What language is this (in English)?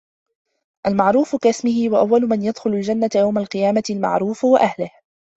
Arabic